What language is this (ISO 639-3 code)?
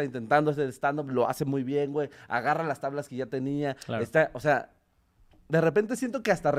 spa